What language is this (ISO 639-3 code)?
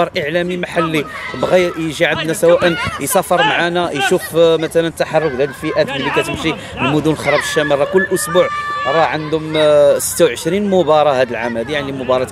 ara